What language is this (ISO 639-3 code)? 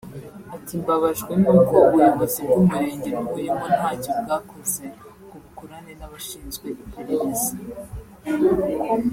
kin